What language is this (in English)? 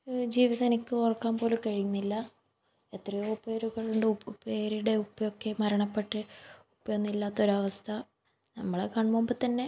Malayalam